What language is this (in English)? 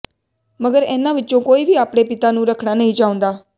Punjabi